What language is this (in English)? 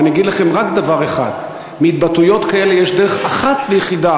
Hebrew